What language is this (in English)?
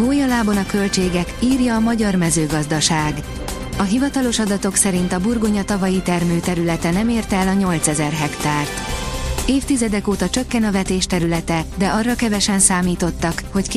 Hungarian